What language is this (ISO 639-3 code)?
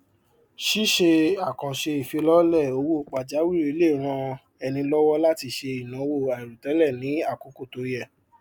yor